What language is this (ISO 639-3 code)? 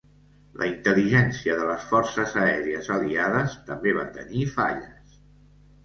cat